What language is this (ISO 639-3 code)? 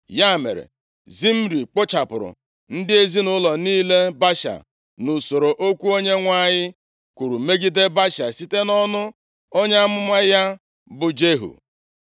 ibo